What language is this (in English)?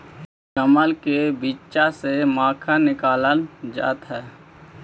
Magahi